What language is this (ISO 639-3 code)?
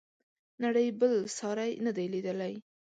pus